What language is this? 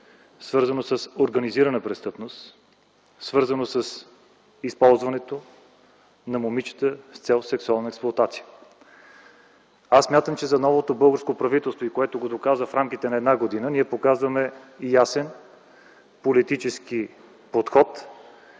Bulgarian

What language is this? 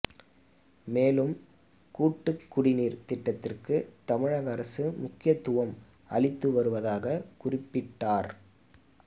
Tamil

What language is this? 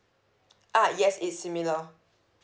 English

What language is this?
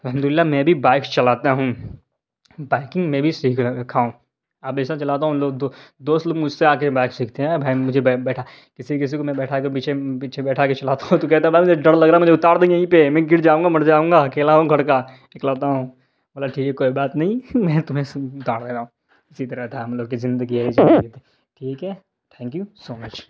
Urdu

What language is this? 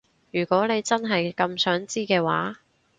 Cantonese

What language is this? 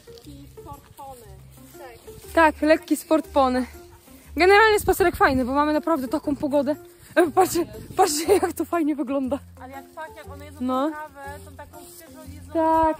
Polish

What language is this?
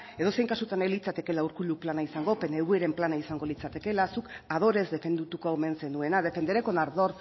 Basque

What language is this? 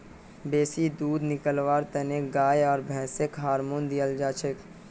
Magahi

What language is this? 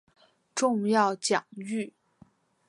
Chinese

